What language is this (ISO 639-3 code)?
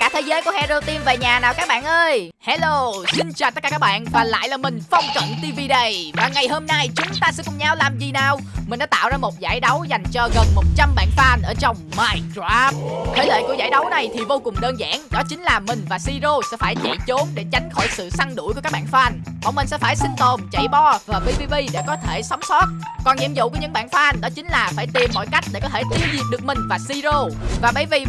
vie